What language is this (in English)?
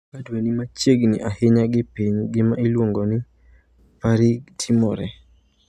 Luo (Kenya and Tanzania)